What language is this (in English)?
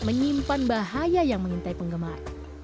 Indonesian